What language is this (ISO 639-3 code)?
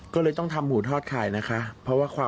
tha